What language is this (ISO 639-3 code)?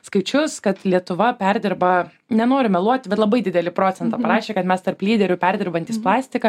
lit